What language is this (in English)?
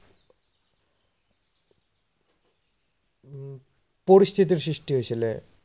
Assamese